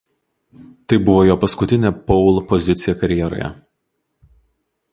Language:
Lithuanian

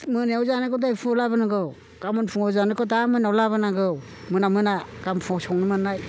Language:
Bodo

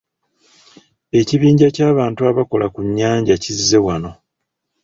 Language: Ganda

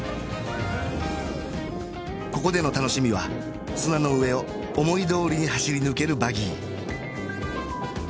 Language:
Japanese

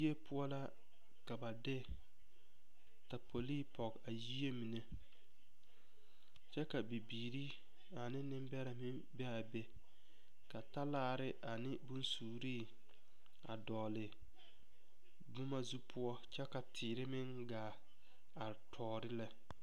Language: Southern Dagaare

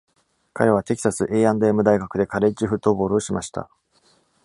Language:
Japanese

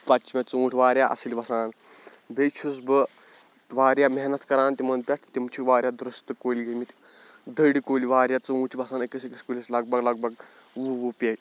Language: Kashmiri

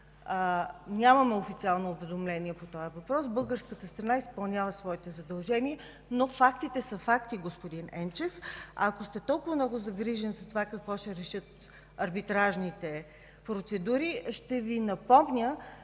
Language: Bulgarian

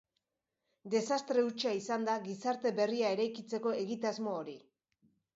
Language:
Basque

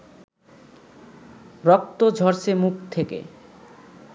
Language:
Bangla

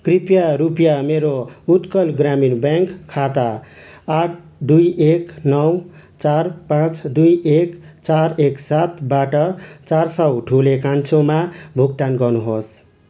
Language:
Nepali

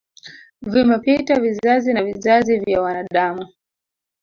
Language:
Swahili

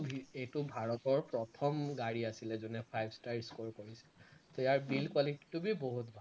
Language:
Assamese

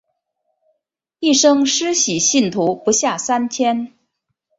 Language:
Chinese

